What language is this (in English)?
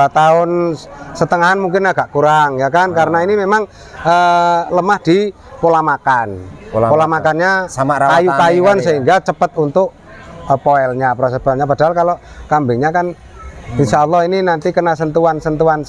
Indonesian